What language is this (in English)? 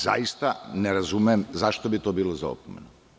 Serbian